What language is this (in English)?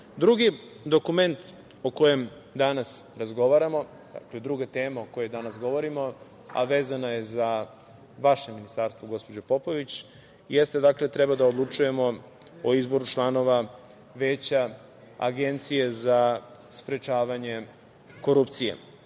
Serbian